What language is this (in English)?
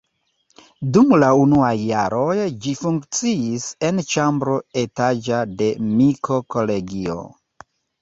Esperanto